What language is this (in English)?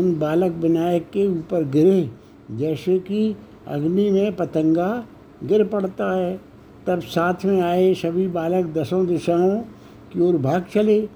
Hindi